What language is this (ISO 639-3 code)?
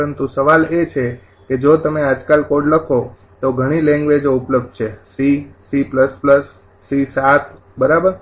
guj